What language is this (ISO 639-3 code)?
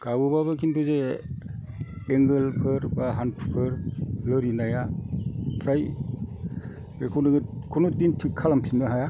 brx